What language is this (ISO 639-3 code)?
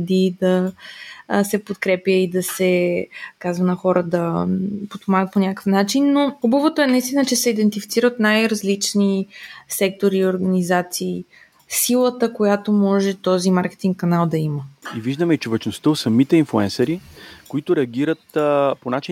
bul